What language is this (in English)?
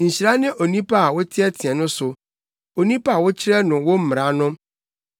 Akan